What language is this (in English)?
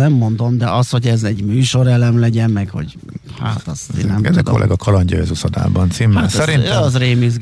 Hungarian